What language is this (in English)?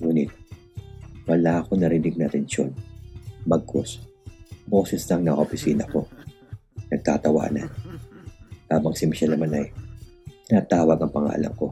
Filipino